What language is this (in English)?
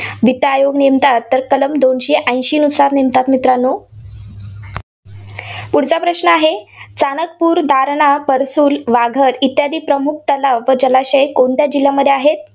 Marathi